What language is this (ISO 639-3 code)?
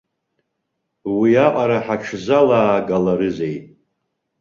abk